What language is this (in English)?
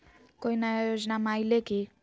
Magahi